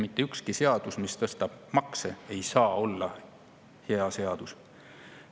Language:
Estonian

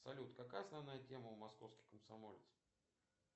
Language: Russian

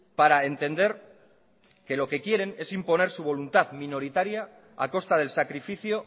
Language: Spanish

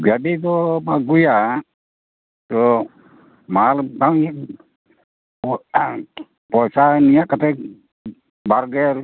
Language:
Santali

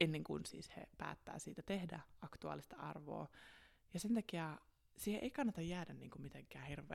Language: Finnish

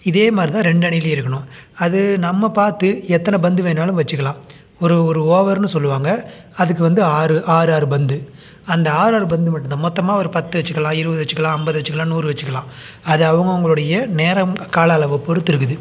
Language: Tamil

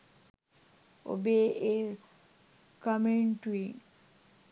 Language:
Sinhala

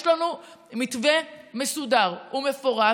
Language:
Hebrew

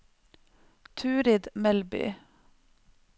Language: Norwegian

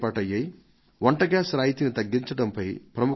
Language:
Telugu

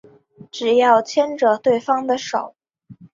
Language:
Chinese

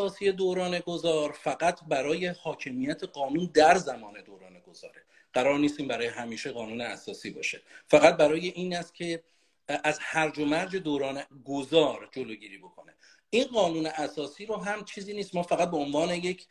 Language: Persian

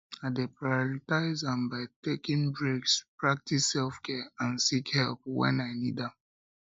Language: Nigerian Pidgin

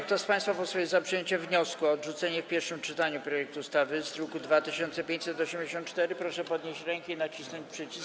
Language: Polish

